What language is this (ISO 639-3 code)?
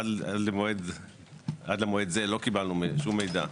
heb